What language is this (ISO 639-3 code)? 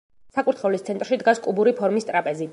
kat